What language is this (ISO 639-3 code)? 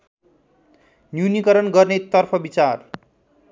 nep